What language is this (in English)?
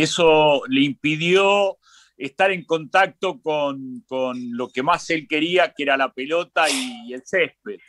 Spanish